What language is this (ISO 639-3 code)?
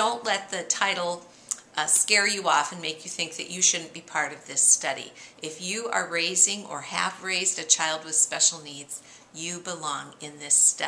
eng